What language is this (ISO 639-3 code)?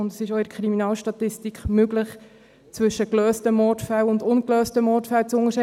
gsw